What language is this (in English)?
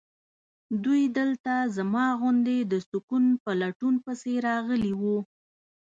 Pashto